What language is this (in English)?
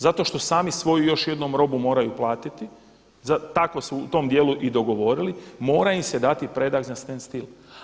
Croatian